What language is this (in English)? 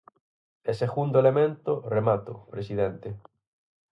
Galician